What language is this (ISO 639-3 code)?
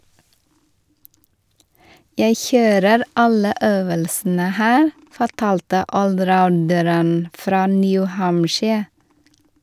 nor